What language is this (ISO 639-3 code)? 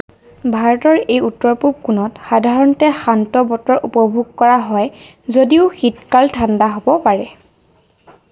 asm